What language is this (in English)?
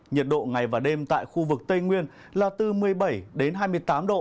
Vietnamese